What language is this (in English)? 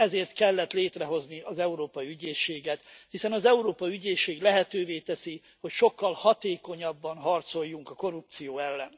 Hungarian